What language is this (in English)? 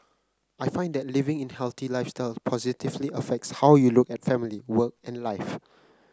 English